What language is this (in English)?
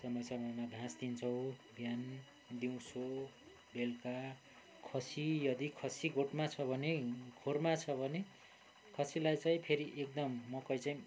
Nepali